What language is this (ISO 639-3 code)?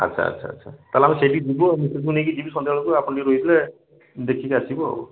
ori